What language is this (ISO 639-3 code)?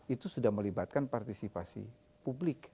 ind